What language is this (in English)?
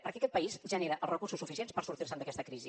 Catalan